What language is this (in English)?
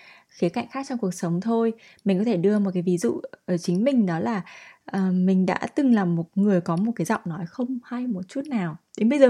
Vietnamese